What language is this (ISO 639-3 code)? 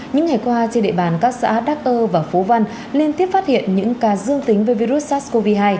vie